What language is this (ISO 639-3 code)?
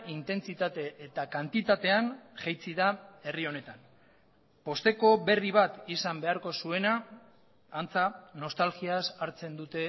eus